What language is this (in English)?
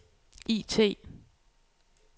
Danish